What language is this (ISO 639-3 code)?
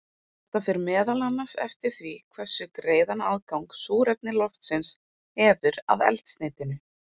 isl